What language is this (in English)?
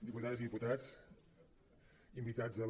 Catalan